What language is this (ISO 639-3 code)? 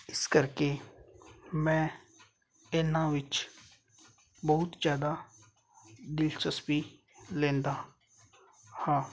pan